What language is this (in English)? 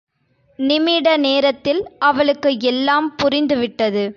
Tamil